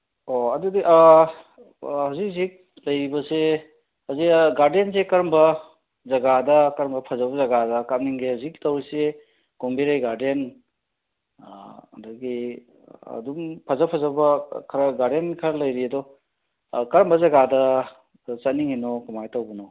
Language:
Manipuri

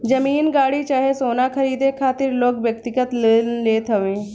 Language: Bhojpuri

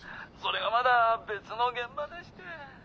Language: Japanese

